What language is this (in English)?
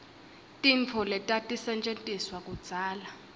Swati